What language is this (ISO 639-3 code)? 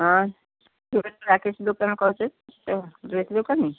ori